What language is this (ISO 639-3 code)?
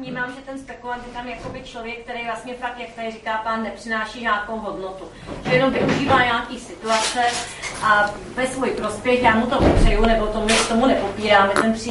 ces